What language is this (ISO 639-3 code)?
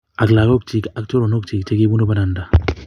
kln